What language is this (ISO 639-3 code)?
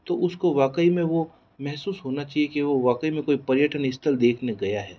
hin